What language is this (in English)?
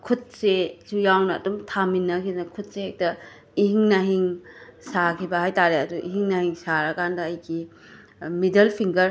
Manipuri